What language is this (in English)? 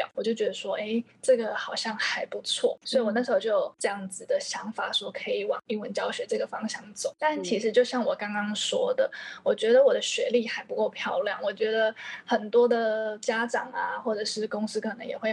Chinese